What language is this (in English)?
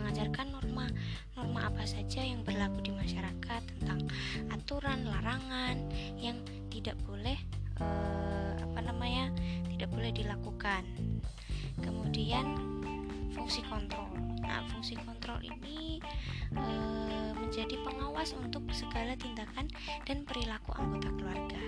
Indonesian